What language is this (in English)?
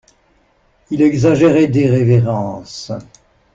French